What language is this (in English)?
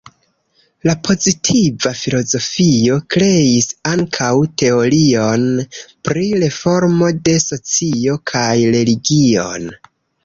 Esperanto